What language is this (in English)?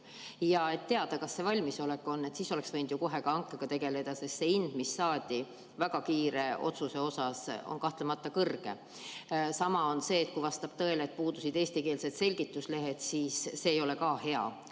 Estonian